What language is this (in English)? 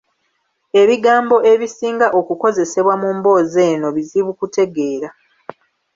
Ganda